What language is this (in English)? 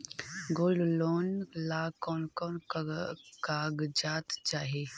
Magahi